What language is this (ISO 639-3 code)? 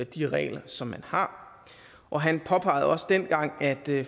dan